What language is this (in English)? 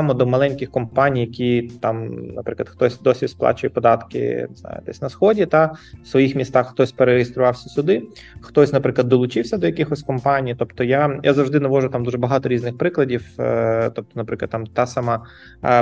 Ukrainian